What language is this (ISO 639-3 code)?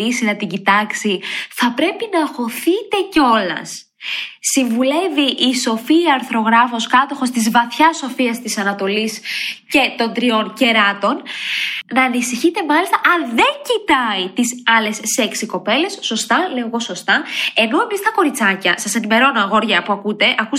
ell